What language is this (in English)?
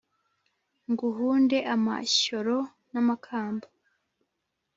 Kinyarwanda